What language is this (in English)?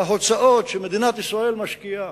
Hebrew